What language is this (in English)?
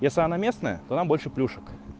Russian